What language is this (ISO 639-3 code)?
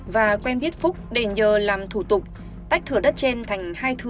vie